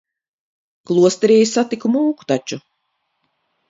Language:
Latvian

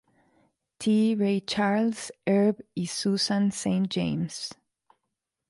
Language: Spanish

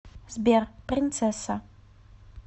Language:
Russian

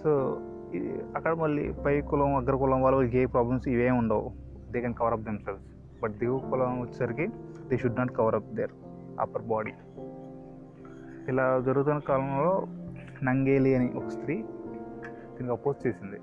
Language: Telugu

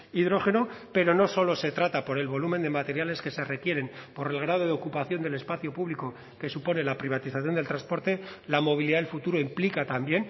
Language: Spanish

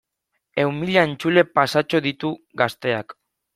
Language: Basque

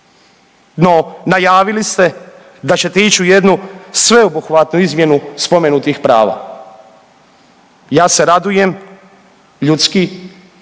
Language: Croatian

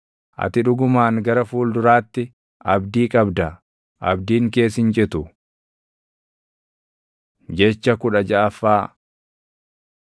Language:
Oromo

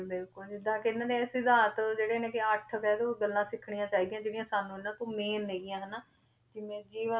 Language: Punjabi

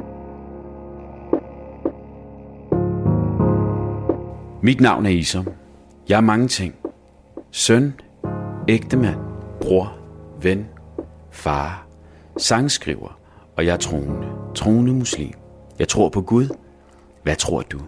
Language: Danish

